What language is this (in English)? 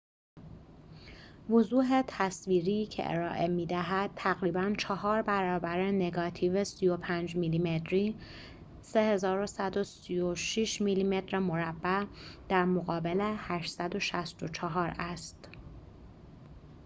Persian